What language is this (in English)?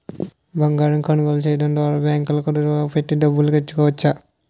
Telugu